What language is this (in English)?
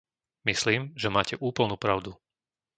Slovak